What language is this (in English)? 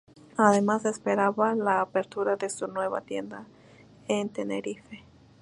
Spanish